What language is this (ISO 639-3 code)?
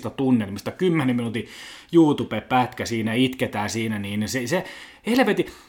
fin